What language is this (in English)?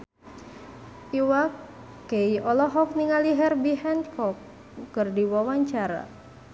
Sundanese